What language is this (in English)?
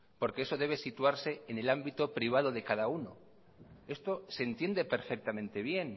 Spanish